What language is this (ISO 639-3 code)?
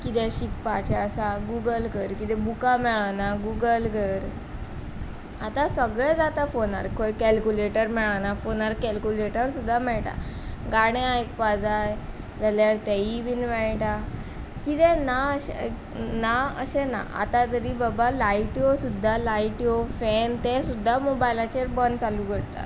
kok